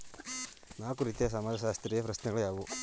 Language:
Kannada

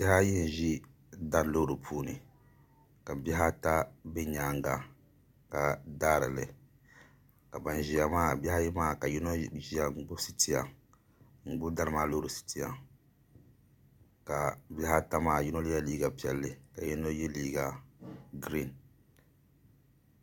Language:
Dagbani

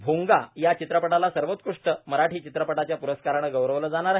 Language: Marathi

